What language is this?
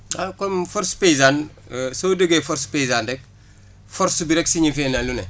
Wolof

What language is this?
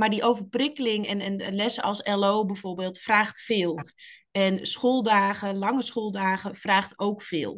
Dutch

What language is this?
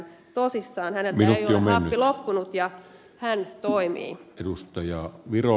Finnish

